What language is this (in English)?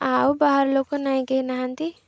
Odia